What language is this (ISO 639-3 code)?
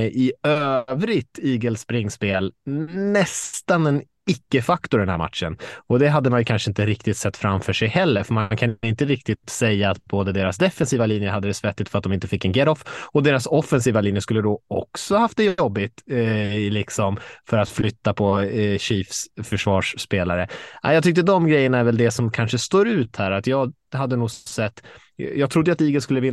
swe